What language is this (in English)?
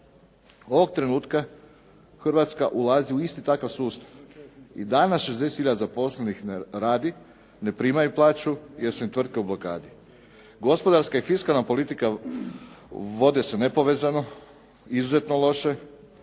Croatian